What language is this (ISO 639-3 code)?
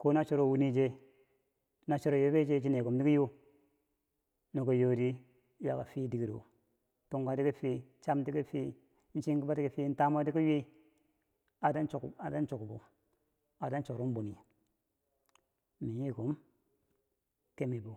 bsj